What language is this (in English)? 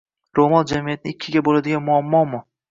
Uzbek